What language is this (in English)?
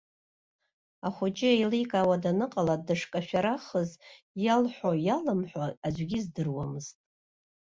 Abkhazian